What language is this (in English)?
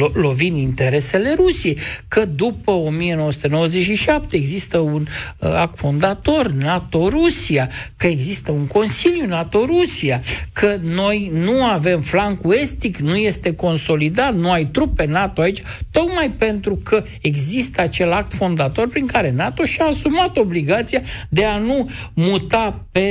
Romanian